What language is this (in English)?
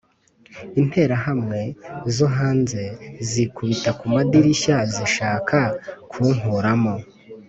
Kinyarwanda